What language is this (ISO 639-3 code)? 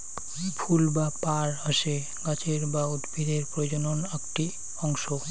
ben